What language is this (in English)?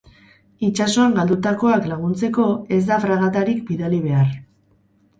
Basque